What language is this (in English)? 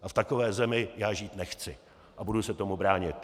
Czech